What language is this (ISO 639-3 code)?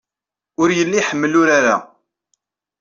kab